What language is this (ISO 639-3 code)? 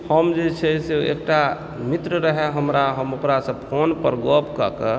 mai